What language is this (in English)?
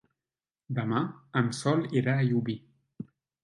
Catalan